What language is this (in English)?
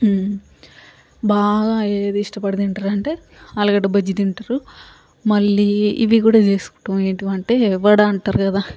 Telugu